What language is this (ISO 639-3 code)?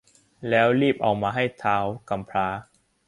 tha